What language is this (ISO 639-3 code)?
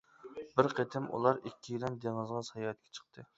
uig